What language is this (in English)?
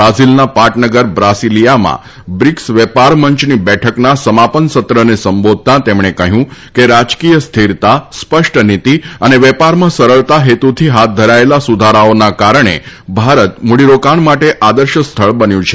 Gujarati